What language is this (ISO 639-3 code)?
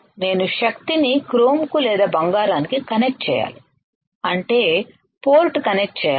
tel